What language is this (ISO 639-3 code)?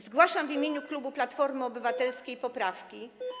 pol